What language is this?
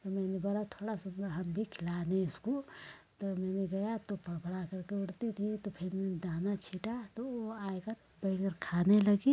Hindi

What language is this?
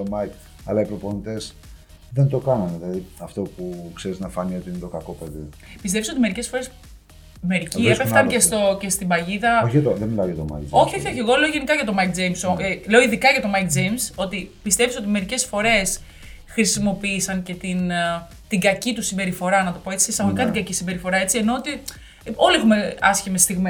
Greek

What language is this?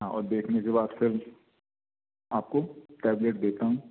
Hindi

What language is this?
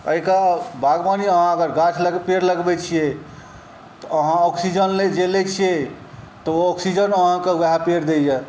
Maithili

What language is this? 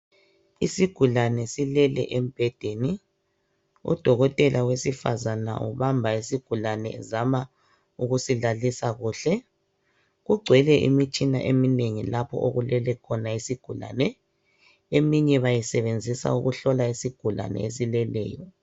North Ndebele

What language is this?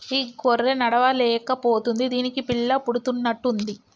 Telugu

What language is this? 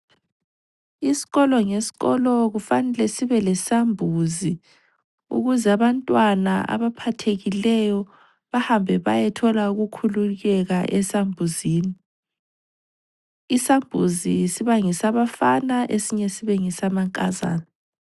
North Ndebele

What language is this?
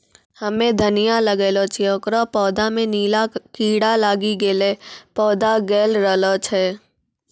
Maithili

